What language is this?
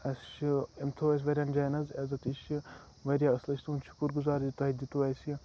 Kashmiri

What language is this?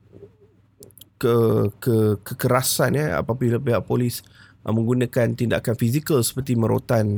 Malay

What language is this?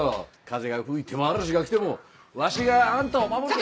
Japanese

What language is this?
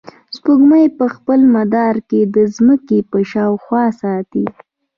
Pashto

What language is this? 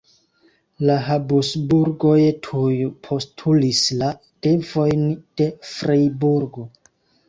Esperanto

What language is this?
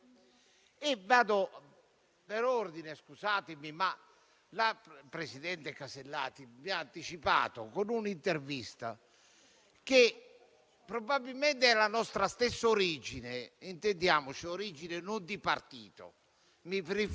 Italian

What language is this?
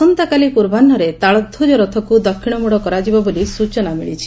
Odia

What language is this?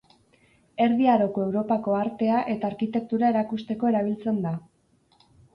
Basque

